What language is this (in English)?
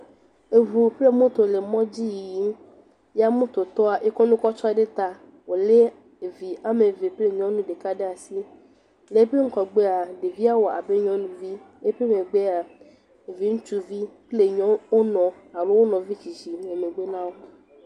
Ewe